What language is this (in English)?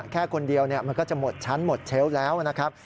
Thai